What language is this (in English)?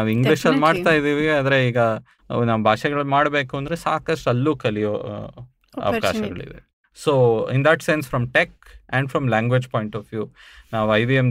Kannada